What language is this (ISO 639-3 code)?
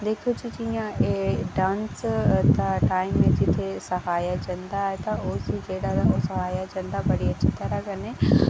doi